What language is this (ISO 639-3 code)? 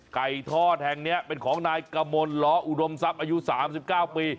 tha